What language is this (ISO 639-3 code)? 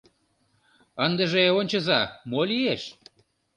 chm